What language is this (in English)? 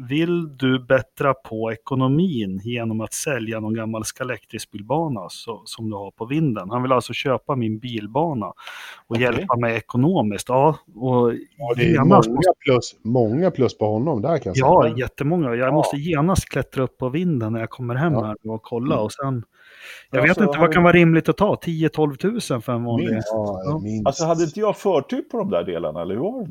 Swedish